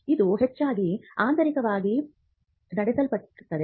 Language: Kannada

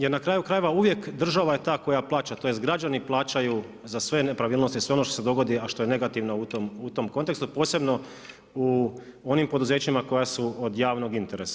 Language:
Croatian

